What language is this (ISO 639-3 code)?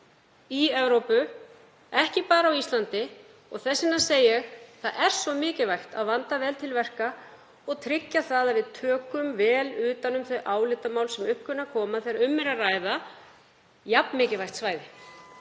isl